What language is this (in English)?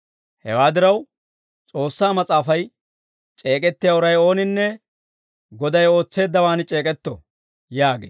Dawro